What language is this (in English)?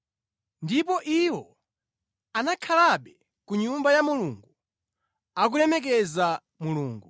Nyanja